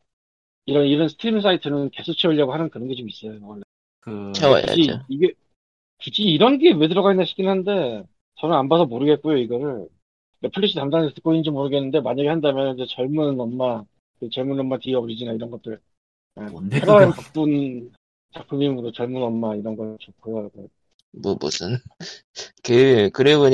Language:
Korean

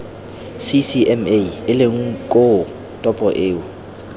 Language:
Tswana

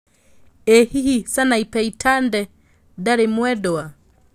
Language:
Kikuyu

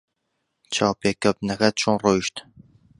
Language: Central Kurdish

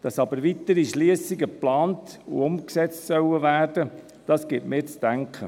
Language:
Swiss German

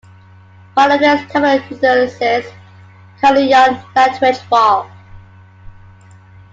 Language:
English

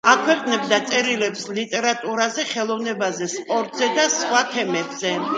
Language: Georgian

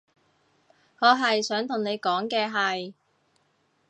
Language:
Cantonese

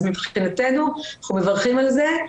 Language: Hebrew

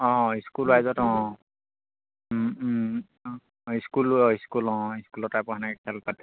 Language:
Assamese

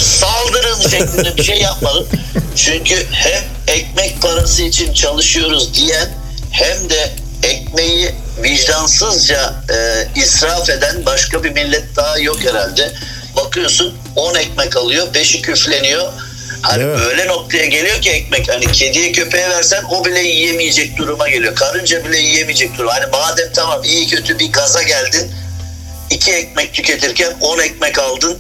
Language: Turkish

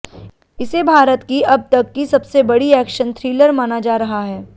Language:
Hindi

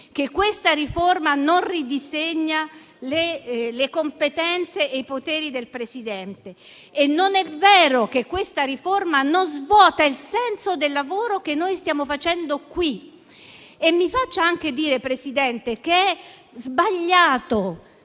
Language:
Italian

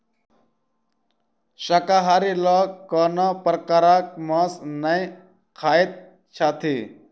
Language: Maithili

